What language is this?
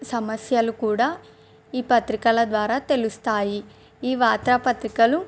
Telugu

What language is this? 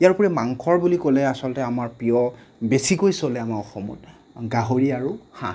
Assamese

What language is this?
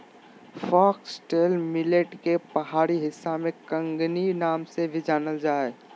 Magahi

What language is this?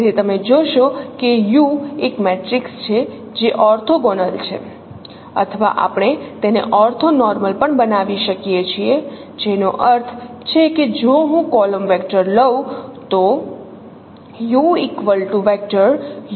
Gujarati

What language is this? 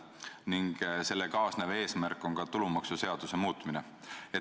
Estonian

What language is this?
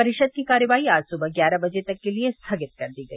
Hindi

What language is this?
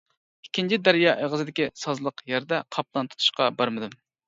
Uyghur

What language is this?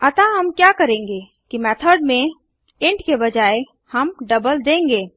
Hindi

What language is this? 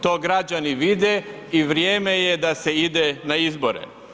Croatian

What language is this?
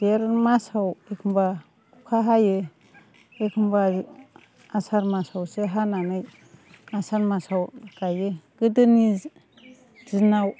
Bodo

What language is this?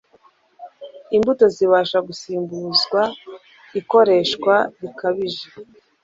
Kinyarwanda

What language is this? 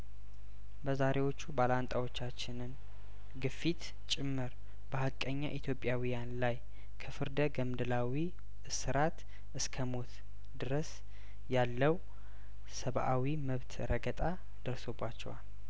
Amharic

